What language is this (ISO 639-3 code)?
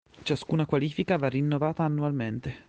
ita